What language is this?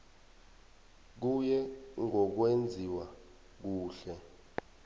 South Ndebele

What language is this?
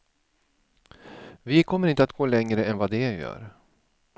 Swedish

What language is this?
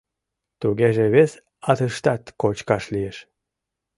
Mari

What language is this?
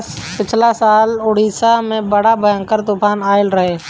Bhojpuri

